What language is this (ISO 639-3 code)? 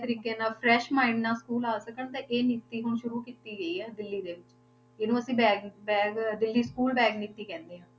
pan